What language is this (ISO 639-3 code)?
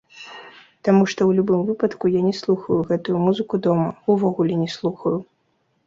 bel